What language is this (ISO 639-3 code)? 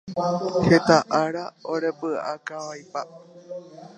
grn